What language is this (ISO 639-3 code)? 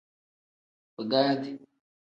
kdh